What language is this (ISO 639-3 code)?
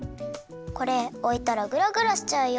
jpn